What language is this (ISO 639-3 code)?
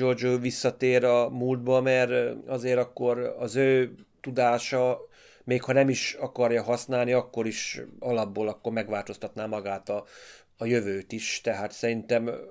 hun